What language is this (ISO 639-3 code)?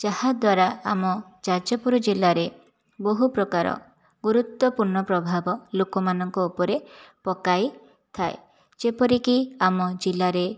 ori